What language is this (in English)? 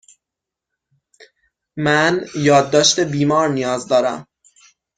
Persian